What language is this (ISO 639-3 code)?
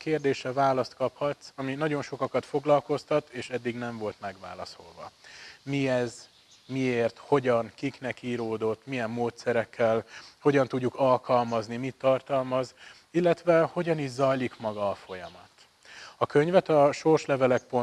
hun